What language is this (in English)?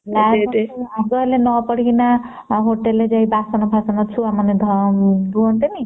Odia